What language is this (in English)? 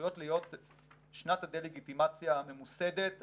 Hebrew